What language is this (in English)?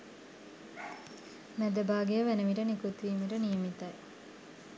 Sinhala